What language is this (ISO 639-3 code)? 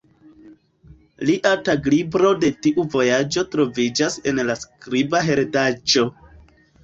epo